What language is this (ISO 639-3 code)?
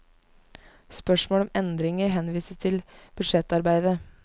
nor